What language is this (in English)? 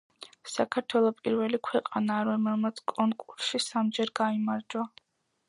Georgian